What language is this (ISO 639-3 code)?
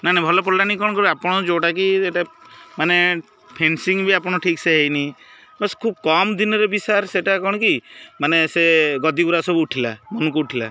ori